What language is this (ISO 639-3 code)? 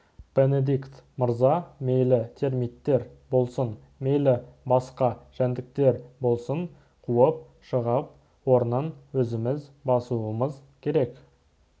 kaz